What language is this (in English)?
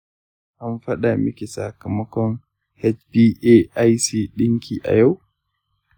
Hausa